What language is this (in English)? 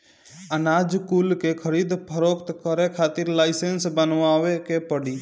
Bhojpuri